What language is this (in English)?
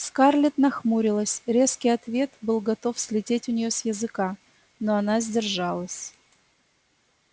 Russian